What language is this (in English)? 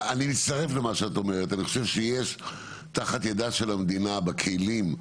Hebrew